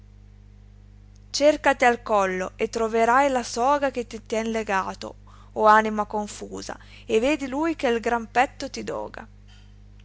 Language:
Italian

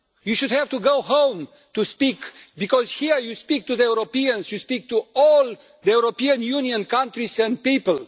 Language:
English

